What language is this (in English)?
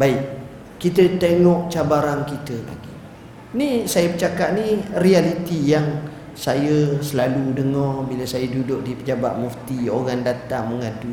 Malay